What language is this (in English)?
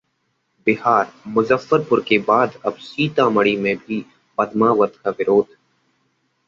Hindi